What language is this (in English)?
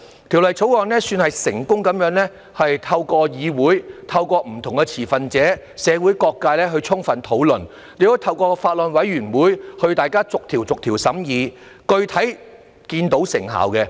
Cantonese